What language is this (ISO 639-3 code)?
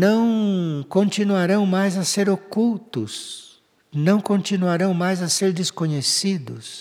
por